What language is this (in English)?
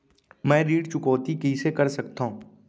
Chhattisgarhi